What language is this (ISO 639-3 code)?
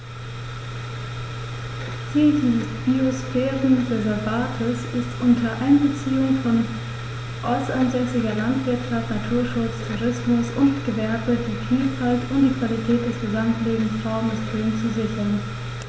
deu